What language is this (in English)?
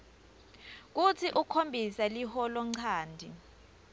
Swati